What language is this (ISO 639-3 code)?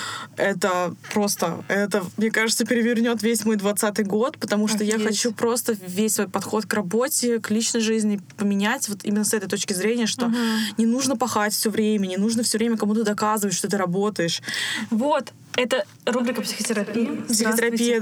rus